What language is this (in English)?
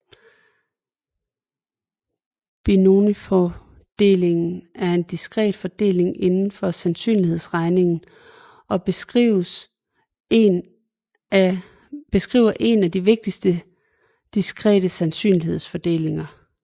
Danish